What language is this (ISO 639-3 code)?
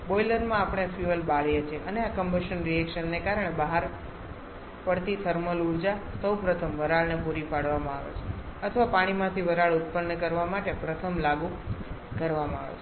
guj